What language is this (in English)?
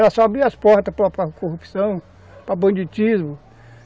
Portuguese